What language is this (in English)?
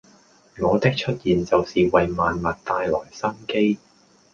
Cantonese